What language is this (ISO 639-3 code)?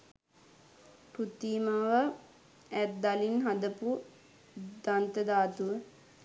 sin